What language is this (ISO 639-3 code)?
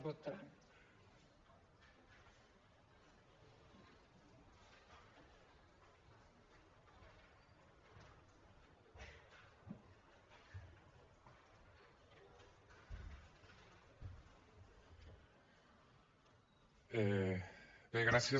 cat